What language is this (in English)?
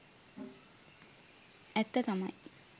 Sinhala